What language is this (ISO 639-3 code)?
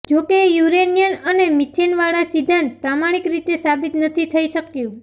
guj